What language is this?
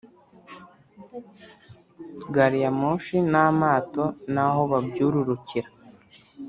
Kinyarwanda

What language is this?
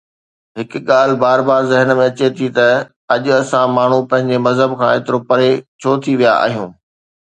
Sindhi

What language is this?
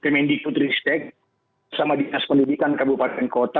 Indonesian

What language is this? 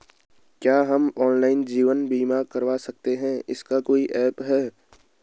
Hindi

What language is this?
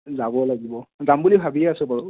Assamese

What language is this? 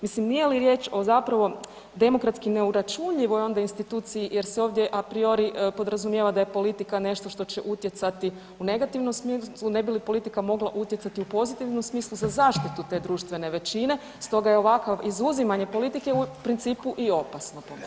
Croatian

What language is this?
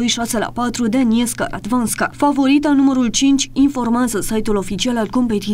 Romanian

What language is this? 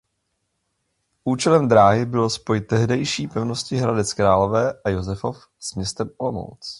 Czech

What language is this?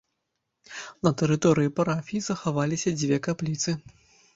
Belarusian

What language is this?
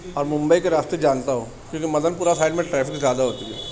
Urdu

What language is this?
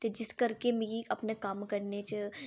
Dogri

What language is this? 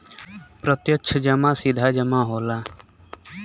Bhojpuri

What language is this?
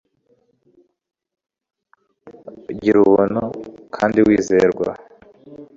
Kinyarwanda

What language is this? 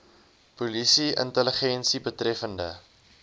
Afrikaans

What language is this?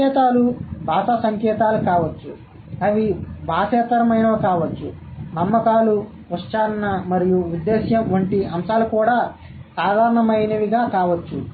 Telugu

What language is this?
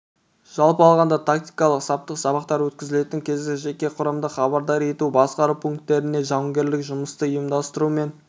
Kazakh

